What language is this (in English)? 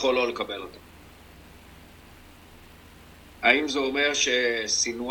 Hebrew